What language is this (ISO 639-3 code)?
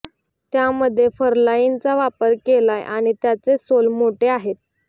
mar